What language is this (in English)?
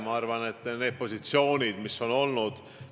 Estonian